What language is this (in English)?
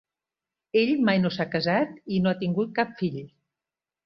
Catalan